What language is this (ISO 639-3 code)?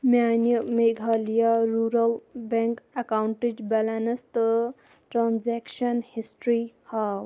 kas